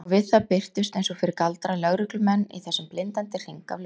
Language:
Icelandic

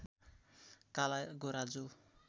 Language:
Nepali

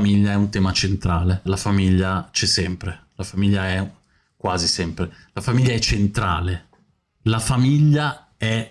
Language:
Italian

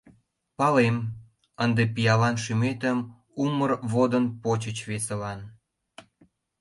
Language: Mari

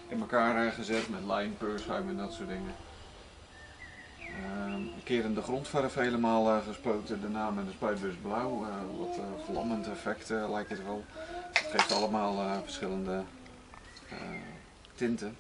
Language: Dutch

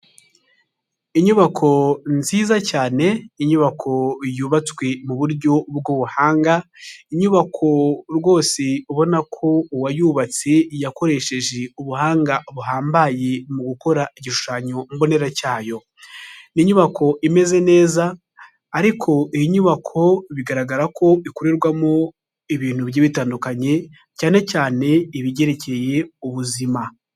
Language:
Kinyarwanda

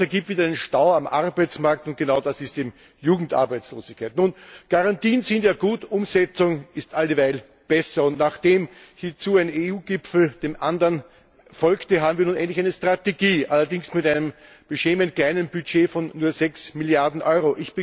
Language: German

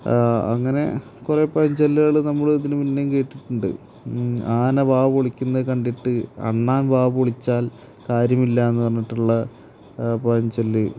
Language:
Malayalam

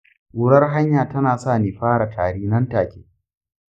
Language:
Hausa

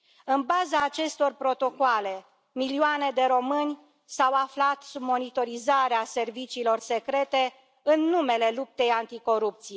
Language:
Romanian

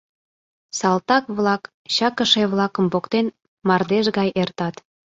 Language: Mari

